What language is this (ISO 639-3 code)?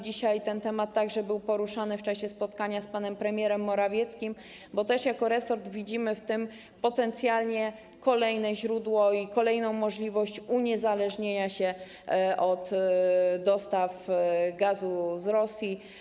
pol